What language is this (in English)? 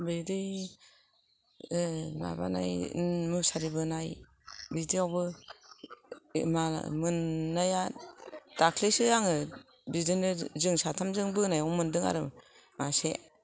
Bodo